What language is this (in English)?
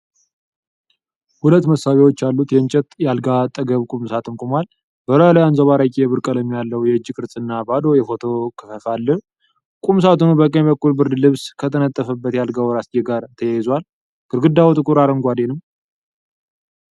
Amharic